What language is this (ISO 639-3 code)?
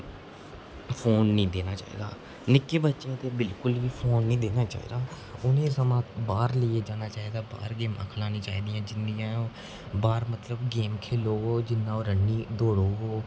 doi